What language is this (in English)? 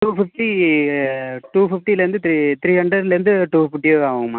Tamil